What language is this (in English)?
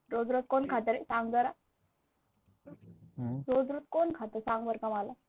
Marathi